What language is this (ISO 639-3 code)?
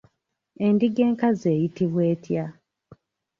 lug